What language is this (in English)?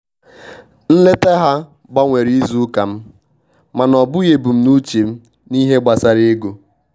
Igbo